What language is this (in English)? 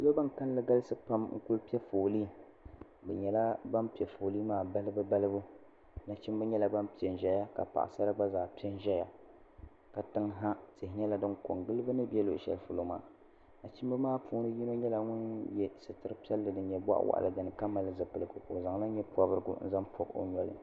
Dagbani